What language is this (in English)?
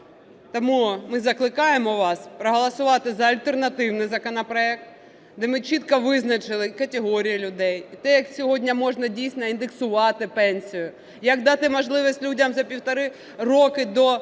Ukrainian